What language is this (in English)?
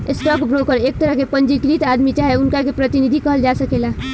Bhojpuri